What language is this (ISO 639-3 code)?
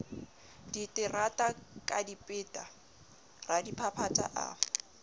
sot